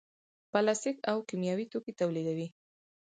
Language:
Pashto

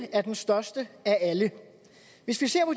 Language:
Danish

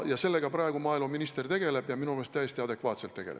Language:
Estonian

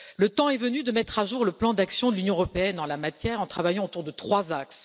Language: French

